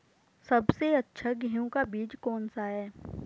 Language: Hindi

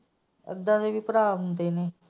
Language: Punjabi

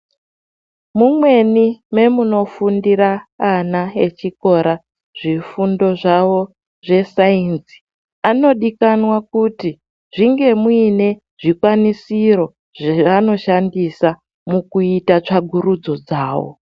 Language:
Ndau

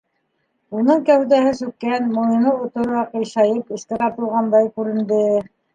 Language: Bashkir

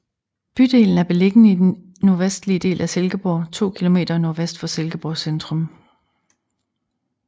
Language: Danish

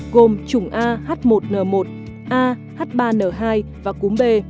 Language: Vietnamese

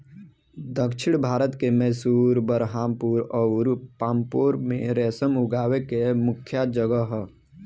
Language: Bhojpuri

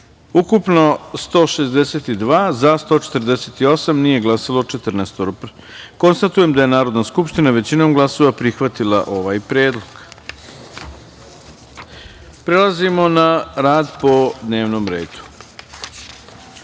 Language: Serbian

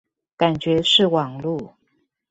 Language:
Chinese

